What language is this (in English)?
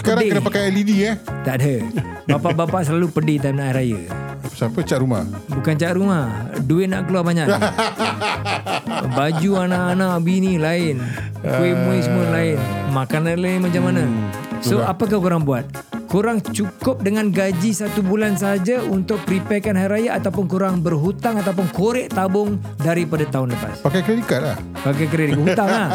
Malay